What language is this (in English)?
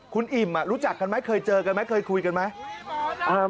Thai